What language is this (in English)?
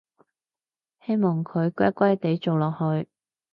Cantonese